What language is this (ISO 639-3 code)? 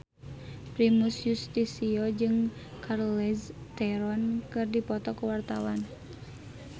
sun